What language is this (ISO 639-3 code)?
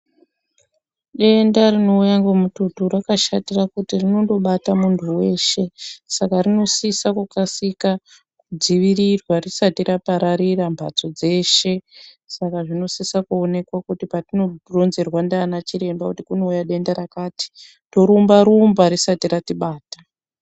ndc